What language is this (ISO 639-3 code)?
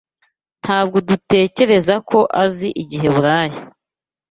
kin